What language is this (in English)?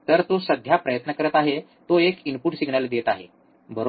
Marathi